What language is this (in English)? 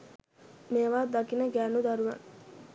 Sinhala